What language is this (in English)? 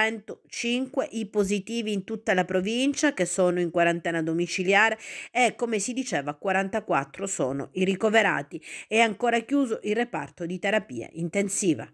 Italian